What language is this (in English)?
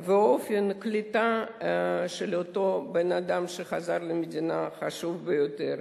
Hebrew